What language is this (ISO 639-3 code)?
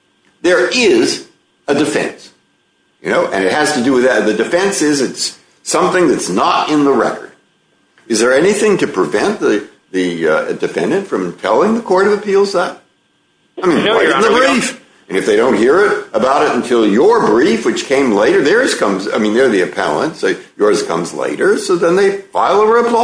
eng